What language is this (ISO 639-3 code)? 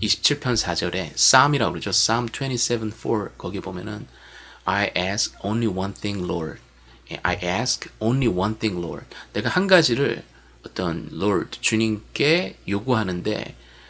kor